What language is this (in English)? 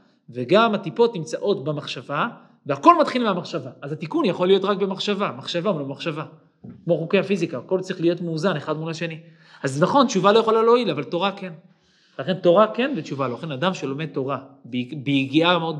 Hebrew